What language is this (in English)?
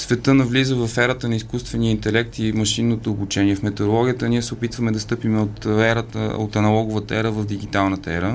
Bulgarian